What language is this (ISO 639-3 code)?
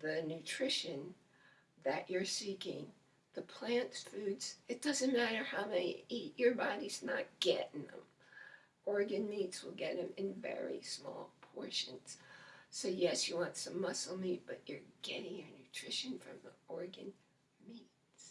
eng